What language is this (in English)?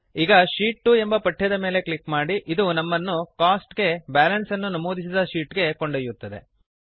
Kannada